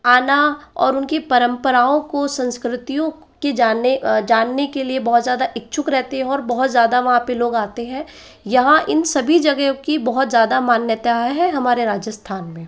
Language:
Hindi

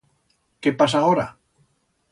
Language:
Aragonese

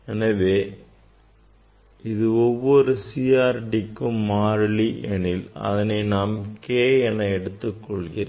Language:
Tamil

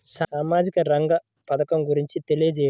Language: Telugu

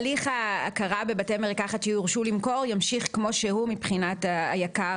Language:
Hebrew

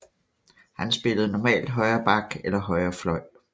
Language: Danish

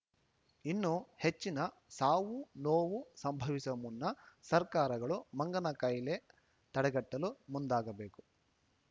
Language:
Kannada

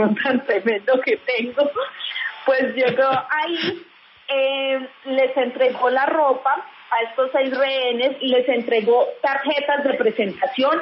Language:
Spanish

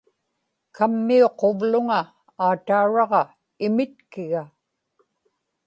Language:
Inupiaq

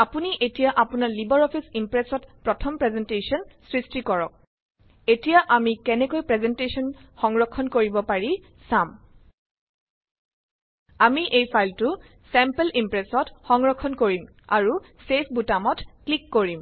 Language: Assamese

